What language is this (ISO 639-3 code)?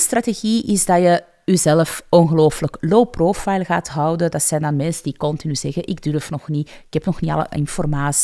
nld